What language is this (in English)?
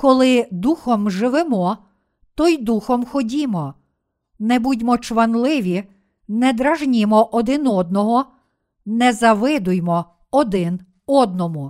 Ukrainian